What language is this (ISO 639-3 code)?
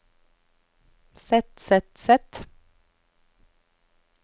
nor